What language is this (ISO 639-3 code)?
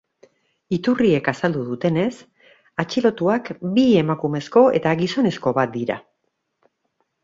eus